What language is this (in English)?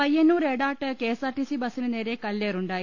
Malayalam